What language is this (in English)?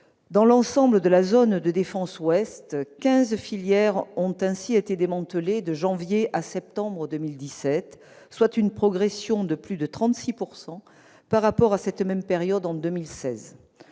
French